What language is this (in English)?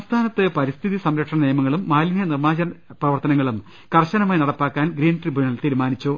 Malayalam